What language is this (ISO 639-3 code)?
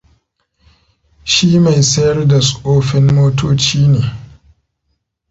hau